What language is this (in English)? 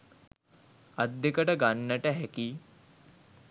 Sinhala